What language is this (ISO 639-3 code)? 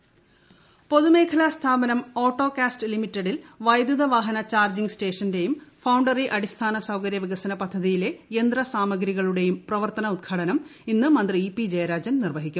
mal